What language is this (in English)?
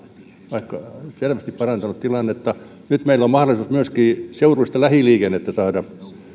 Finnish